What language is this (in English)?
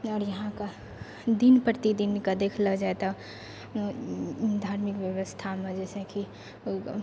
Maithili